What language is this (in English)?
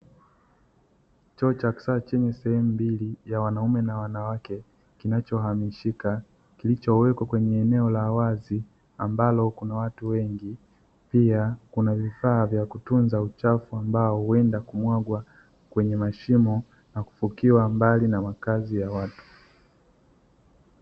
Swahili